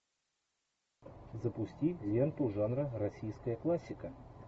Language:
Russian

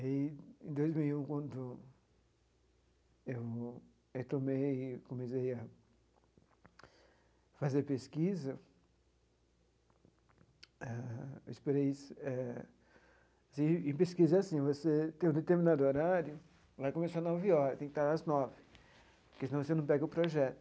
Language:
Portuguese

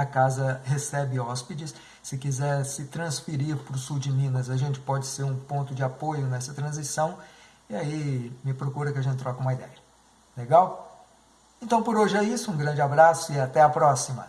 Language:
Portuguese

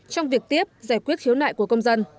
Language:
Vietnamese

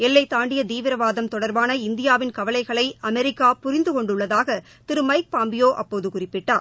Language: Tamil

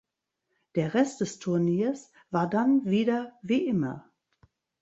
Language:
German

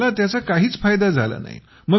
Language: Marathi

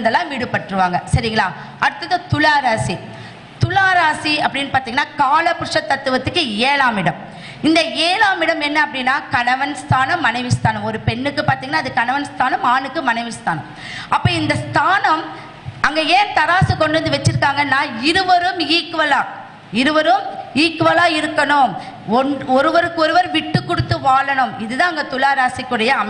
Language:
Tamil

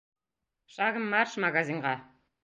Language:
Bashkir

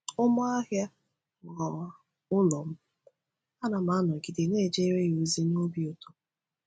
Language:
Igbo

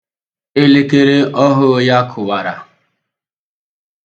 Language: Igbo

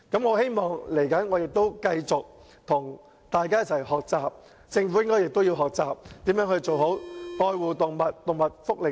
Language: Cantonese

